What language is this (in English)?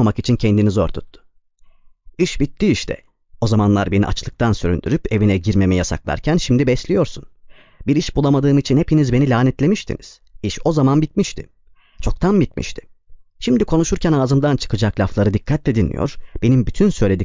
Turkish